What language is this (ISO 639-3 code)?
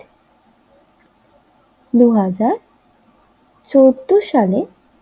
ben